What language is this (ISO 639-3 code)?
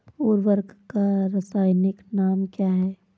hin